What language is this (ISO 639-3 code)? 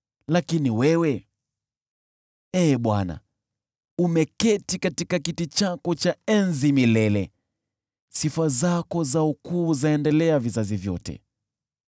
swa